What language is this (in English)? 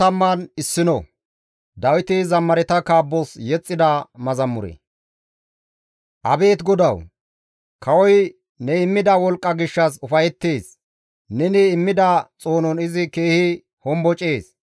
Gamo